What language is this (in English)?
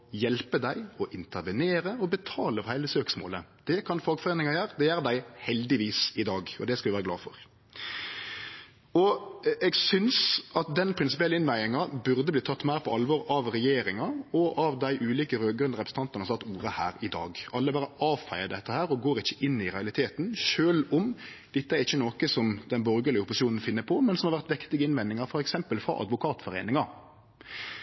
Norwegian Nynorsk